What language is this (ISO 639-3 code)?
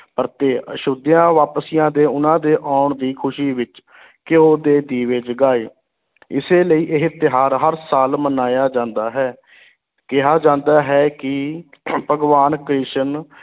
pan